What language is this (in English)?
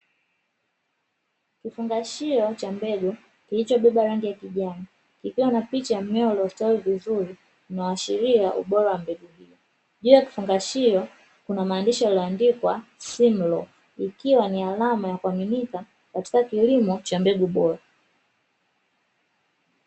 Swahili